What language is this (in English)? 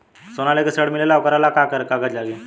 Bhojpuri